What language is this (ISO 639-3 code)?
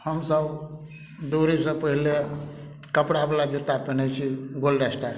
mai